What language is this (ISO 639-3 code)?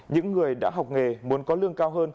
vie